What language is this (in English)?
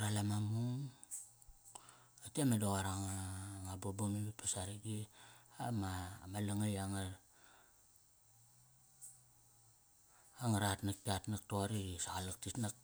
Kairak